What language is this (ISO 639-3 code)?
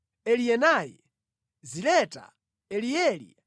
nya